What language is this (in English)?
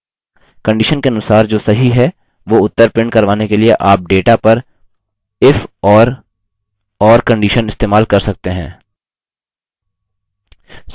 Hindi